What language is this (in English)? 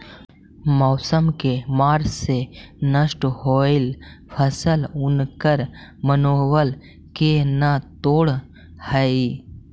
Magahi